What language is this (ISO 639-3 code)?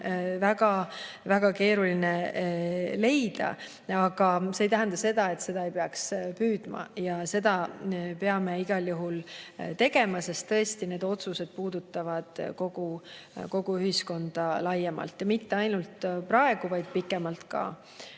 est